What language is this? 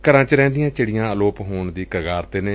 Punjabi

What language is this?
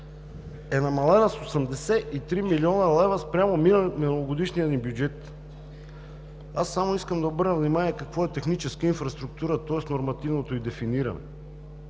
Bulgarian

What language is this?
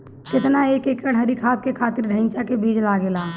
Bhojpuri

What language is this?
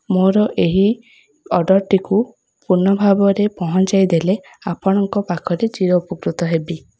Odia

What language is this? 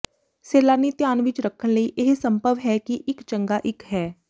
Punjabi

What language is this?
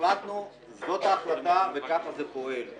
Hebrew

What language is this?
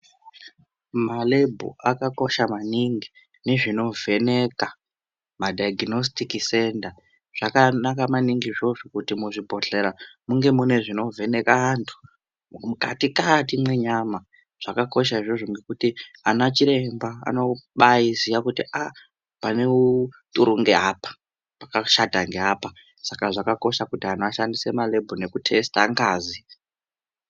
Ndau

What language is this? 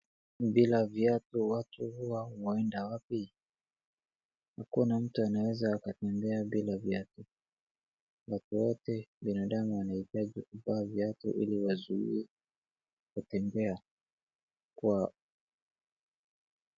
Swahili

